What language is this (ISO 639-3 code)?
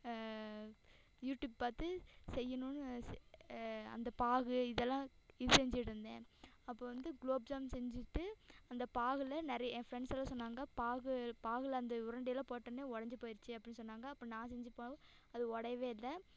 tam